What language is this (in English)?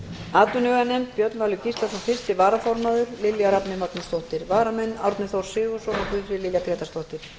Icelandic